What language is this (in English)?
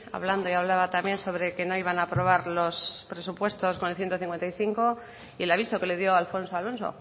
Spanish